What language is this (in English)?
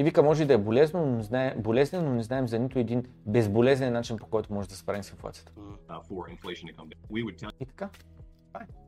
Bulgarian